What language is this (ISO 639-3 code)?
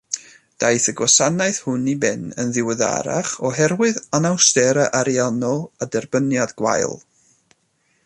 cym